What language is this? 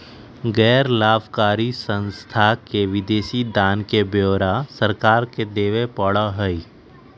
Magahi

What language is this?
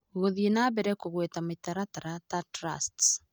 Kikuyu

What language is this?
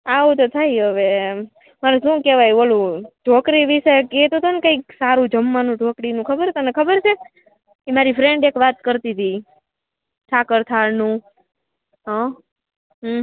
Gujarati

